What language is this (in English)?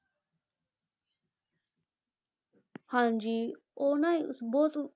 Punjabi